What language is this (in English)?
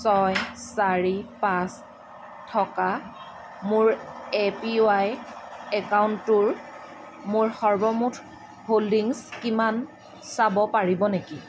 Assamese